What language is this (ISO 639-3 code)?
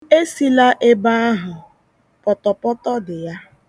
ibo